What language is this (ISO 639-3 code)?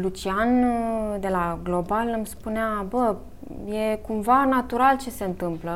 ron